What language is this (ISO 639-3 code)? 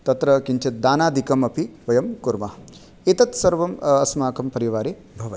san